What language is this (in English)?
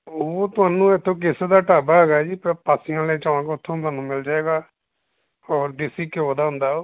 Punjabi